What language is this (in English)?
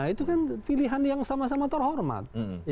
Indonesian